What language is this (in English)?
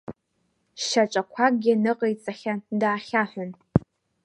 Abkhazian